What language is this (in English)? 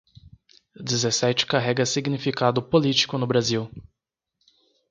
Portuguese